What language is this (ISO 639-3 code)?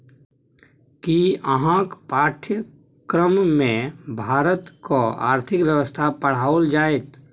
mai